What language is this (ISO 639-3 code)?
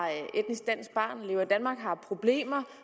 dan